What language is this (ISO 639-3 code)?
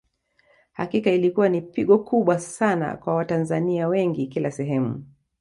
swa